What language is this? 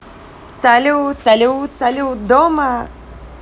Russian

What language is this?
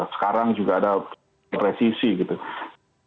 Indonesian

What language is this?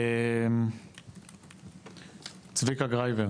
Hebrew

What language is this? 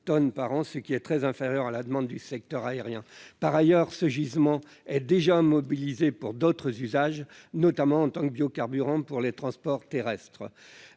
French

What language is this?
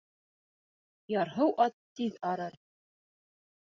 Bashkir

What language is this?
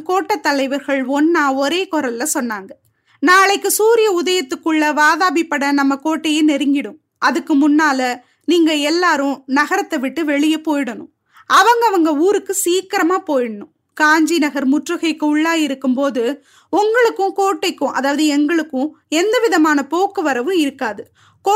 Tamil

